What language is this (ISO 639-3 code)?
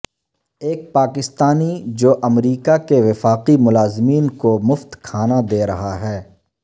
urd